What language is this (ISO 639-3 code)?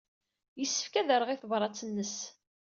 kab